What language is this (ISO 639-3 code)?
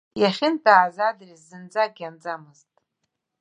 abk